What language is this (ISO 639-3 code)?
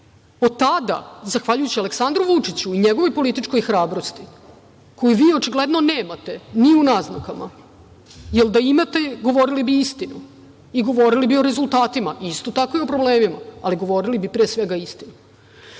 srp